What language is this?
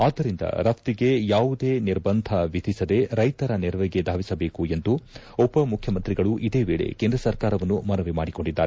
Kannada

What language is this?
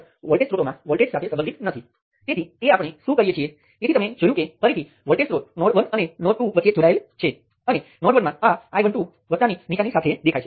Gujarati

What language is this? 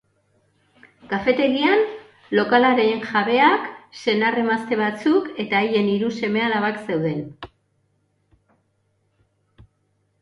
Basque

